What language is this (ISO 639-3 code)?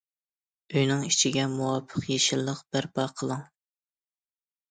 uig